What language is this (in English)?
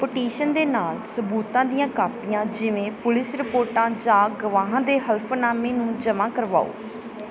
Punjabi